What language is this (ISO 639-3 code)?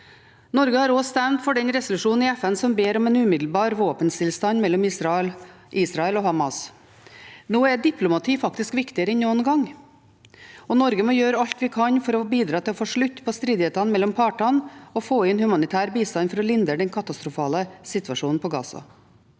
nor